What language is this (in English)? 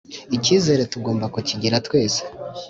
Kinyarwanda